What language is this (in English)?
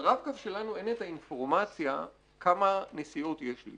Hebrew